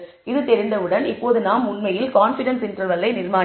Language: Tamil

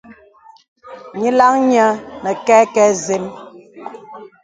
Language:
Bebele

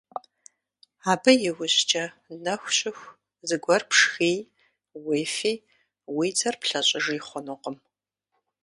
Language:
Kabardian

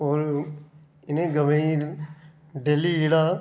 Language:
Dogri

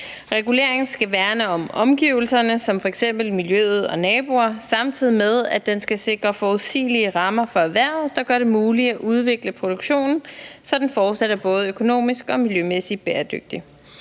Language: Danish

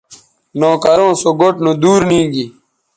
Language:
Bateri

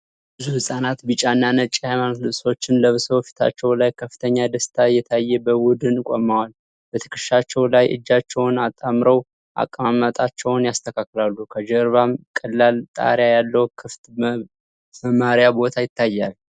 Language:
Amharic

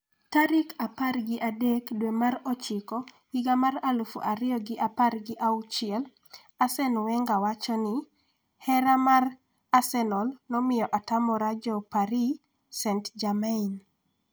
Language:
Luo (Kenya and Tanzania)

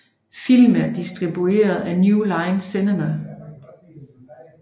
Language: Danish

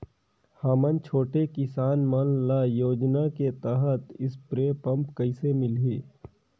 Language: Chhattisgarhi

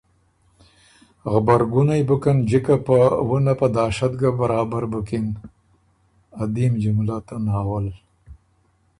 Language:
Ormuri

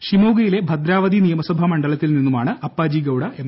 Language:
Malayalam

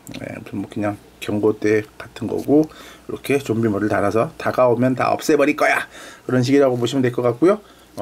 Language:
Korean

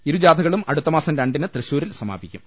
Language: Malayalam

